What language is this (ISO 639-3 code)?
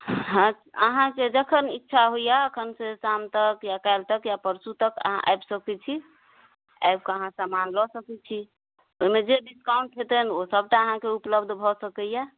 mai